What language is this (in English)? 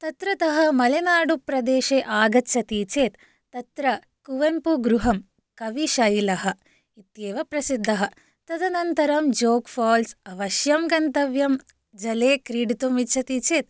Sanskrit